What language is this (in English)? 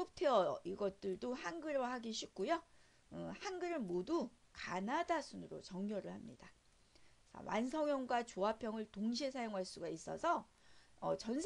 Korean